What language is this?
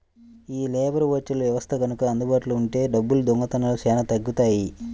Telugu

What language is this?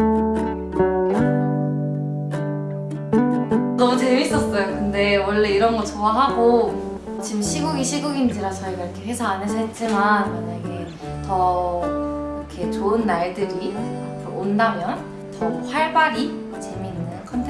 Korean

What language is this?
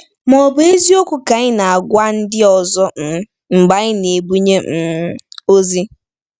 Igbo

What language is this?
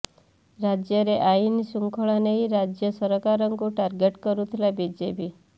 Odia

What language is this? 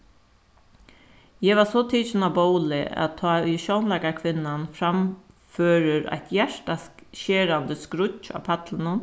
Faroese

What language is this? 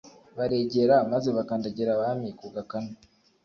Kinyarwanda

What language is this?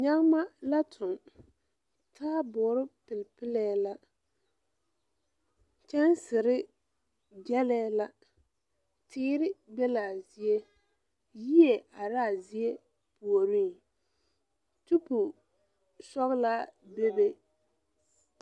Southern Dagaare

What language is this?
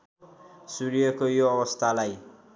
Nepali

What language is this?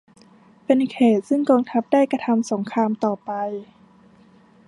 Thai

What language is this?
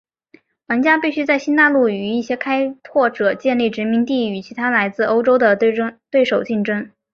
Chinese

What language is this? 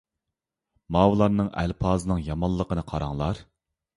Uyghur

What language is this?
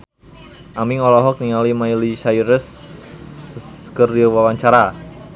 Sundanese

